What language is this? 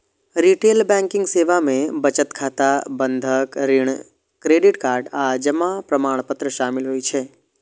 Maithili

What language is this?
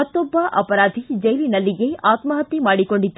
Kannada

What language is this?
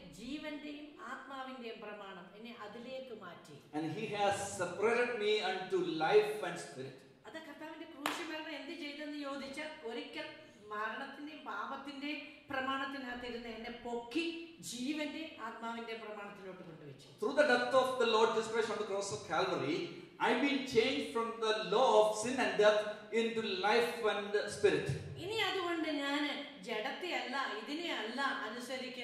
English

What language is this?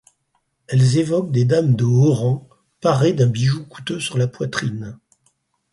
French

